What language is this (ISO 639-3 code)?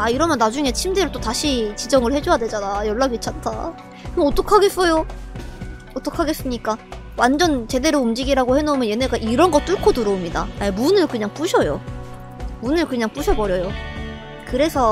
kor